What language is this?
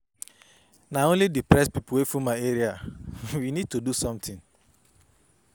Nigerian Pidgin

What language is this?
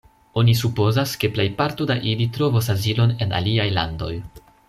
Esperanto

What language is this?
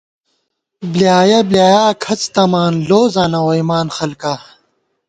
Gawar-Bati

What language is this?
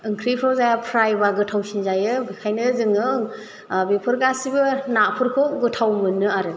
Bodo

